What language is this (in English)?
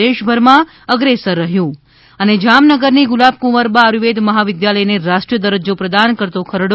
Gujarati